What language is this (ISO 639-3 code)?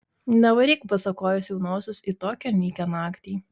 lit